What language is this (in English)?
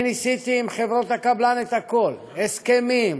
Hebrew